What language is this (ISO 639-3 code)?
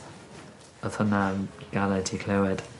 cym